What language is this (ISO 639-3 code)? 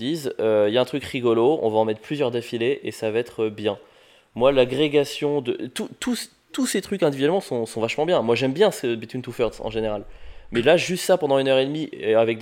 fra